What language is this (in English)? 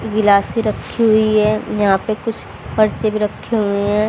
Hindi